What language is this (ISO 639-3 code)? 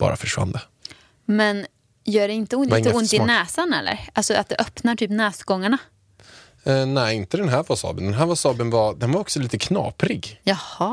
swe